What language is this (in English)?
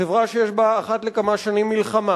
Hebrew